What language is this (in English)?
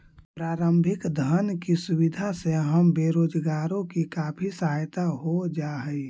Magahi